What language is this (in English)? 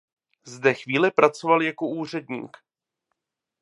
Czech